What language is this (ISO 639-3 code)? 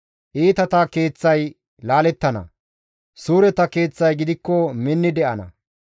gmv